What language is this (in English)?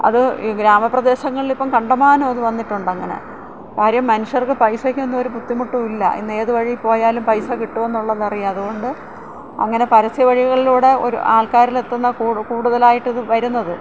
Malayalam